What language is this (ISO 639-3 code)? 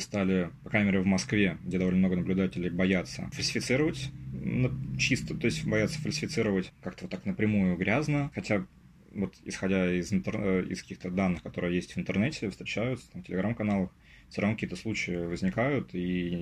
rus